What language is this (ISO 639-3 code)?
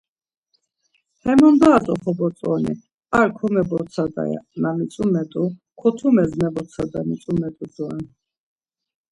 lzz